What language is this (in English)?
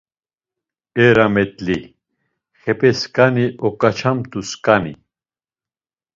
Laz